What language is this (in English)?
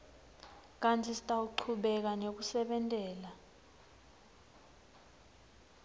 Swati